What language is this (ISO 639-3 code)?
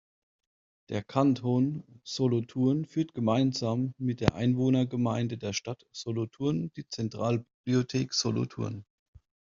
deu